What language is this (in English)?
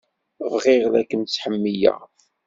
Kabyle